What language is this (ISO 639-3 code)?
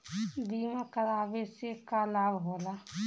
bho